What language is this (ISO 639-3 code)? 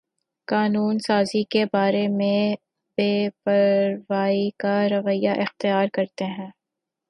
urd